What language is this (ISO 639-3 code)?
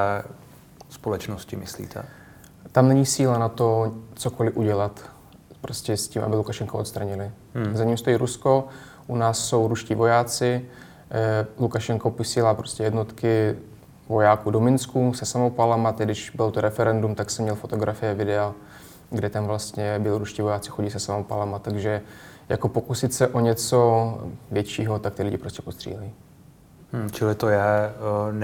ces